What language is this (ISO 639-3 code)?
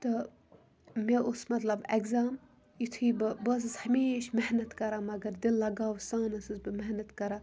kas